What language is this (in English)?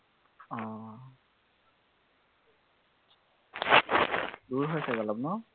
Assamese